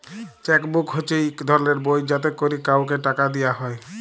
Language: Bangla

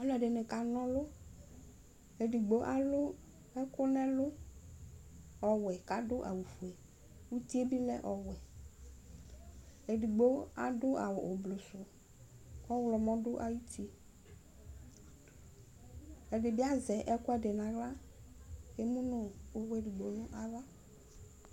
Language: Ikposo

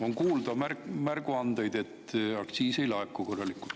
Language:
Estonian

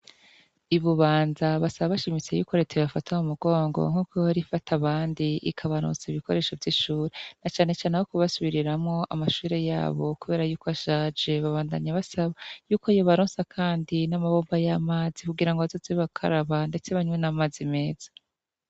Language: Rundi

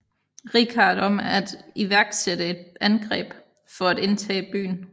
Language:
Danish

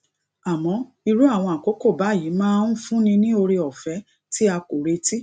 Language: Yoruba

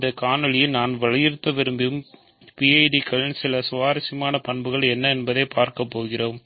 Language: Tamil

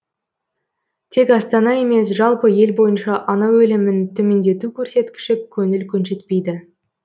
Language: Kazakh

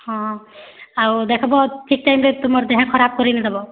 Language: Odia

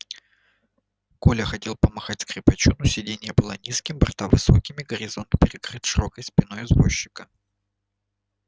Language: Russian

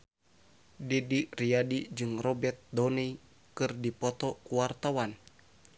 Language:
Sundanese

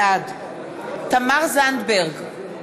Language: Hebrew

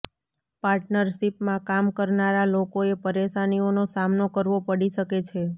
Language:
Gujarati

